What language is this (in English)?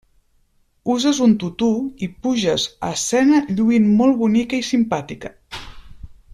Catalan